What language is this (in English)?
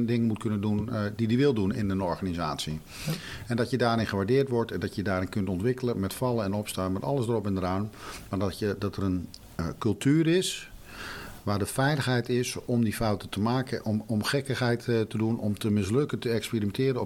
Dutch